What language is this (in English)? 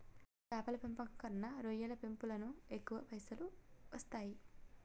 Telugu